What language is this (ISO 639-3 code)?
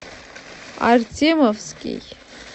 rus